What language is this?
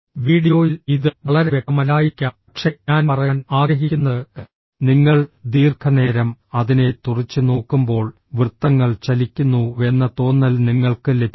Malayalam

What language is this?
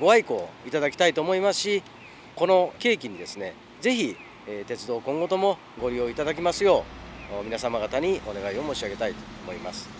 Japanese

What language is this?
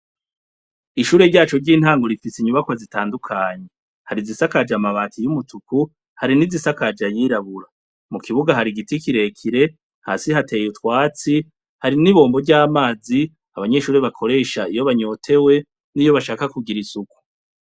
Rundi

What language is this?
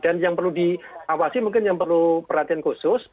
Indonesian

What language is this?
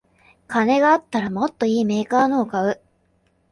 Japanese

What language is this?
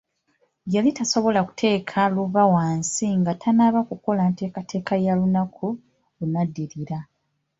Ganda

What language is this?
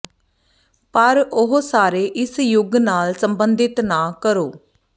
Punjabi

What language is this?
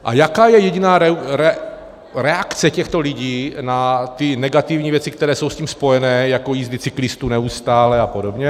Czech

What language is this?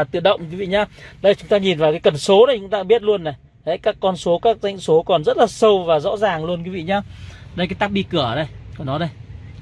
Vietnamese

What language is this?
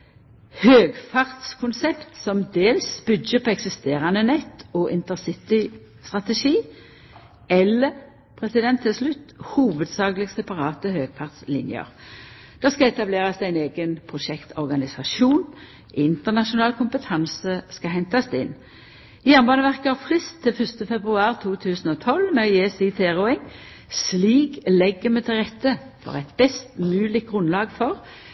Norwegian Nynorsk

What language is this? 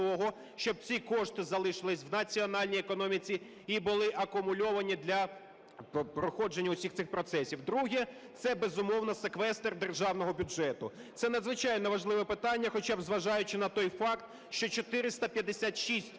Ukrainian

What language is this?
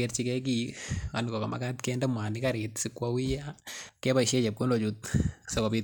Kalenjin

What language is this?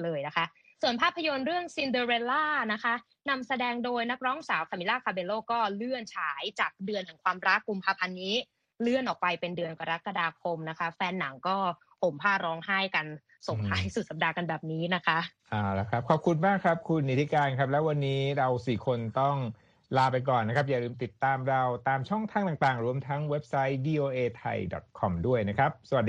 Thai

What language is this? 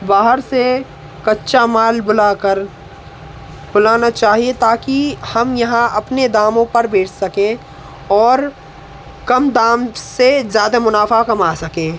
Hindi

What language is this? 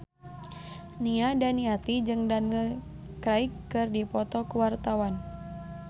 Sundanese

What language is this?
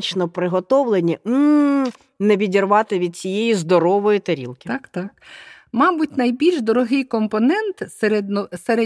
Ukrainian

